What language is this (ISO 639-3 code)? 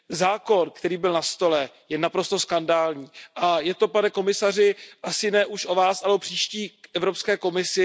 ces